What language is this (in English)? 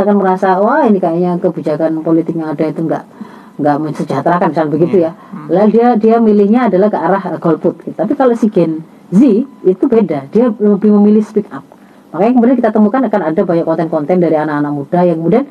Indonesian